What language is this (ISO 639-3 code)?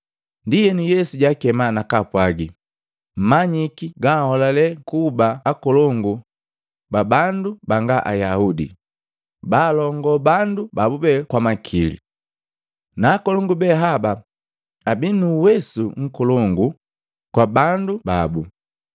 mgv